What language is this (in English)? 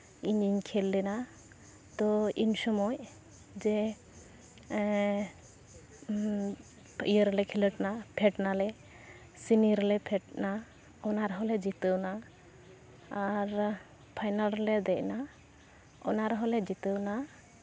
Santali